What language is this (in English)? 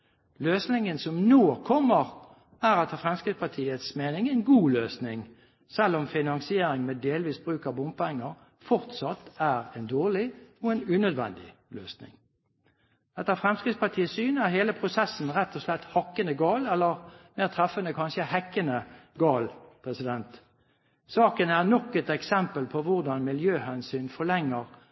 Norwegian Bokmål